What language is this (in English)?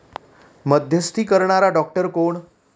Marathi